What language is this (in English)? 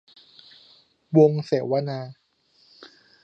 Thai